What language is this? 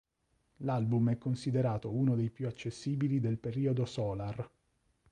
Italian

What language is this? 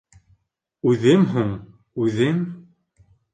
Bashkir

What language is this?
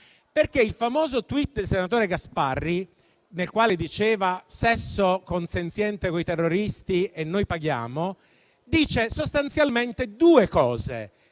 Italian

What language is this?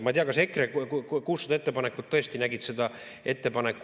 Estonian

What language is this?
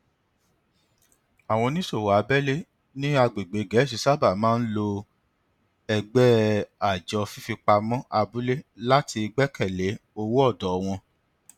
Yoruba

